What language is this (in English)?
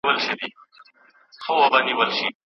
Pashto